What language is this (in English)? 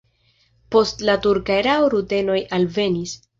Esperanto